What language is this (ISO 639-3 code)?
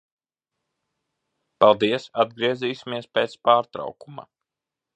lav